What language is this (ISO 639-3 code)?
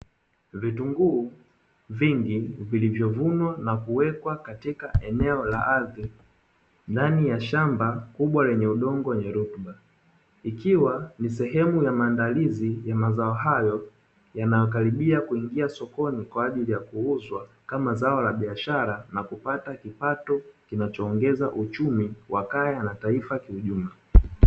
swa